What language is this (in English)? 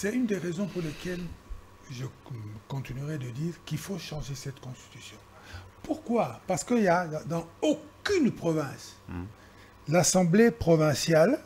French